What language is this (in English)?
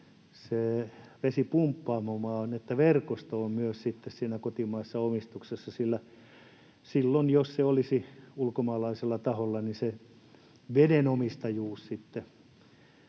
Finnish